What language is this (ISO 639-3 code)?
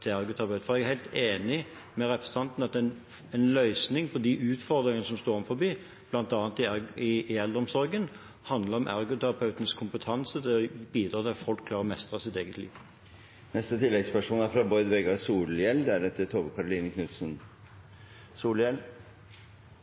nor